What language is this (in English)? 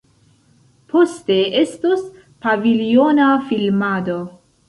Esperanto